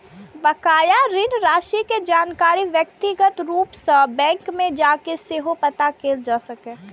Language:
Maithili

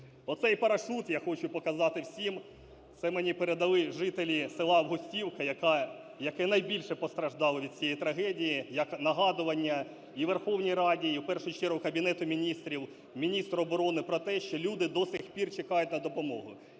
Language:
Ukrainian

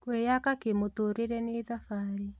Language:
Kikuyu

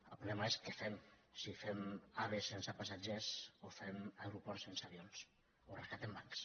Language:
Catalan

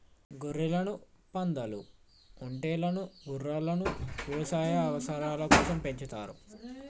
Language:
Telugu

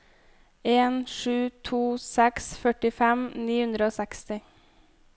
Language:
Norwegian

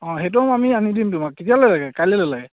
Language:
Assamese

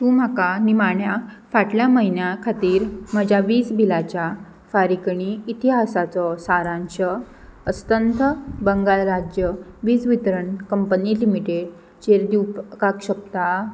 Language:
Konkani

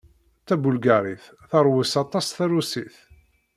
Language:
Kabyle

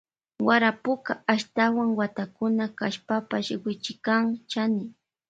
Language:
Loja Highland Quichua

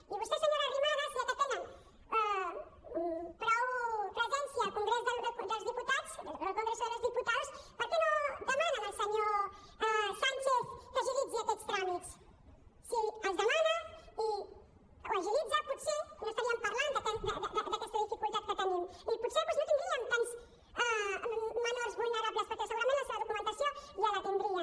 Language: Catalan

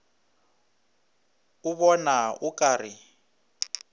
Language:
Northern Sotho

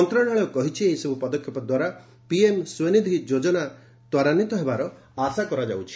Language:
Odia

